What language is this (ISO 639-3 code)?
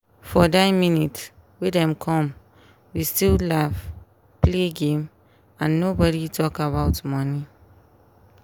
pcm